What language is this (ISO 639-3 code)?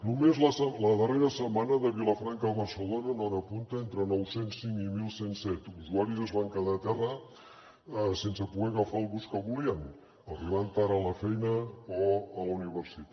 cat